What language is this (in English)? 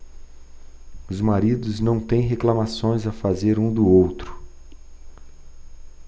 Portuguese